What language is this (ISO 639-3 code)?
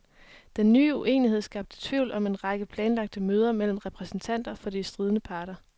dan